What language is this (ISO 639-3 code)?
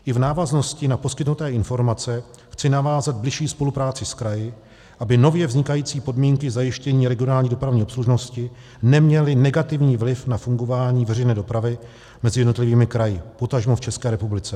ces